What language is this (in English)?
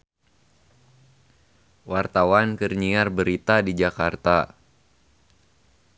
Sundanese